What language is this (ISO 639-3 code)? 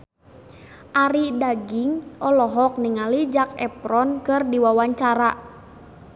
sun